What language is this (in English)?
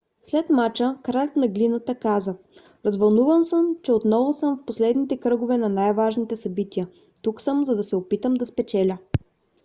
Bulgarian